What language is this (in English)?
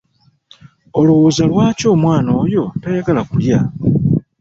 Ganda